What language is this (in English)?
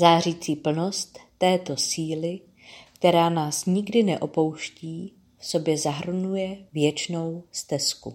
Czech